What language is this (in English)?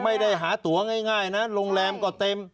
Thai